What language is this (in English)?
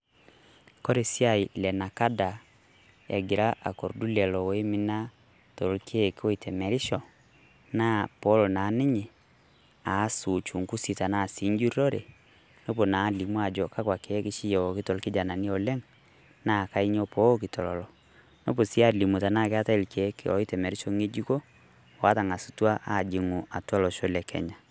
Masai